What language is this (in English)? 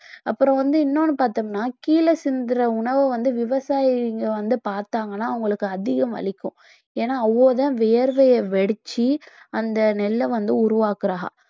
Tamil